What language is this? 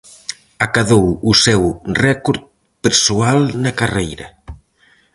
Galician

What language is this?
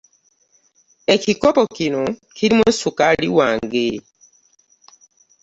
Ganda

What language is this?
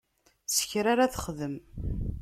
Kabyle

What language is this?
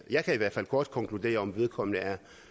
Danish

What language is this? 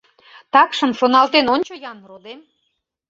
Mari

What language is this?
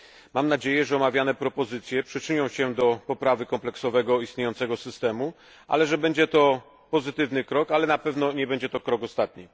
Polish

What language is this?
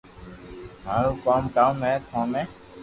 Loarki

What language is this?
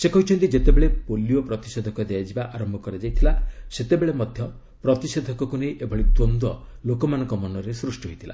Odia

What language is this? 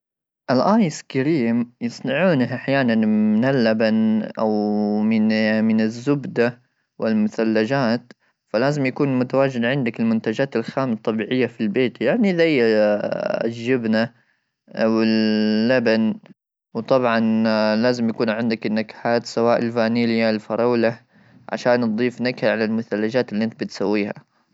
Gulf Arabic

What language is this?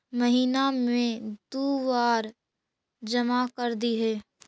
Magahi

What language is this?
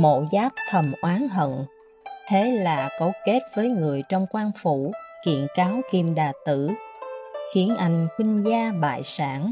Vietnamese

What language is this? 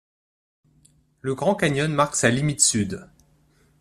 French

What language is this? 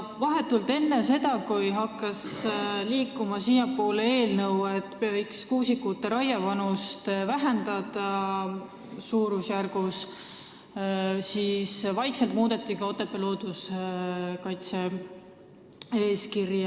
Estonian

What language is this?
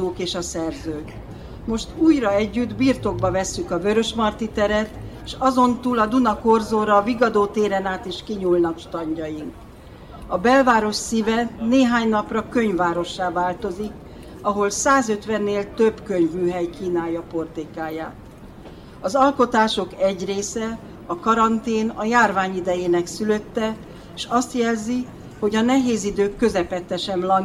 Hungarian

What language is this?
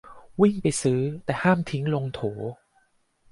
Thai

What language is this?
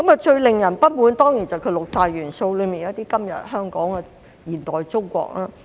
Cantonese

